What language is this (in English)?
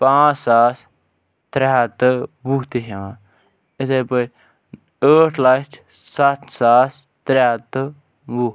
Kashmiri